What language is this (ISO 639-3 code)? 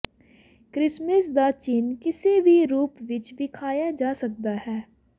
pan